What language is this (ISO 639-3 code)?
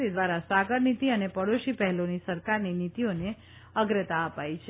guj